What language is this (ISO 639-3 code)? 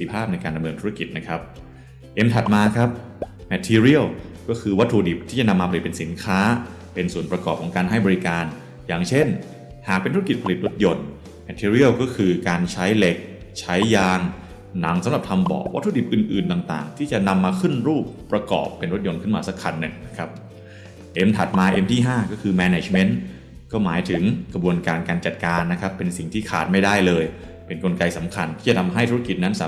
tha